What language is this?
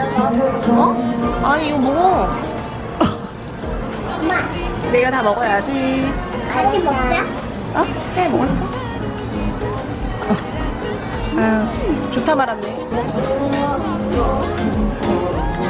Korean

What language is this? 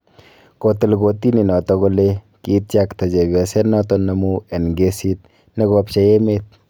Kalenjin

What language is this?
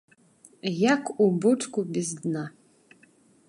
Belarusian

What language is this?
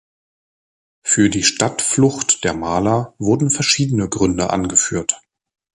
German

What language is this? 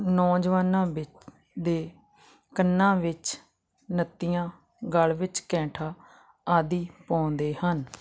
Punjabi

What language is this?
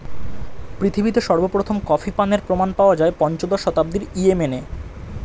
Bangla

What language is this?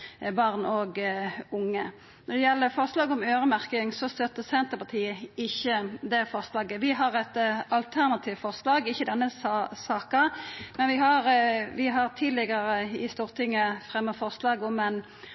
Norwegian Nynorsk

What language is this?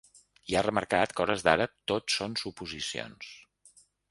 Catalan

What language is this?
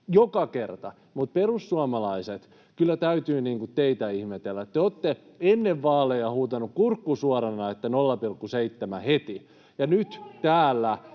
Finnish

